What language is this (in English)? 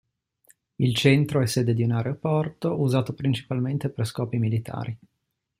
Italian